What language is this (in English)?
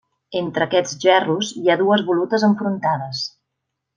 Catalan